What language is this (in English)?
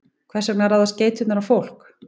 Icelandic